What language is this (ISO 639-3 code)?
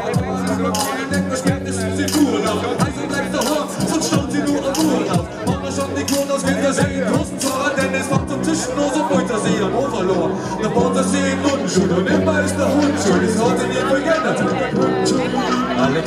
ara